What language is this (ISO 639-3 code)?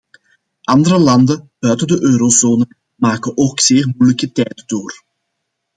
nld